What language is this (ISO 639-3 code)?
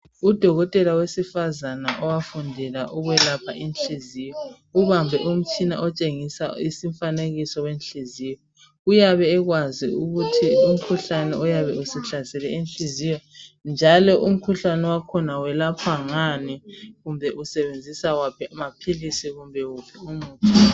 nde